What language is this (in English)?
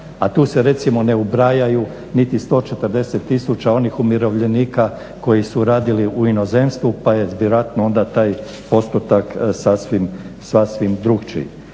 Croatian